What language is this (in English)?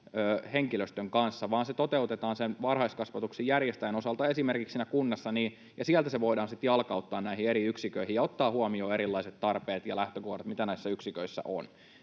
Finnish